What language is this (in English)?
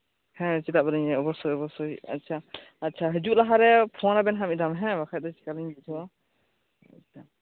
Santali